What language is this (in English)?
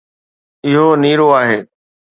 Sindhi